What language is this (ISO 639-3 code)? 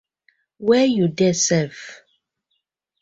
pcm